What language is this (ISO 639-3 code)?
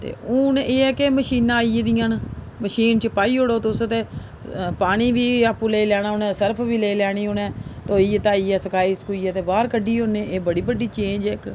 doi